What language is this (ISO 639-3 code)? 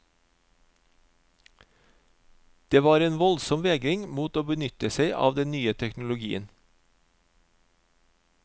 nor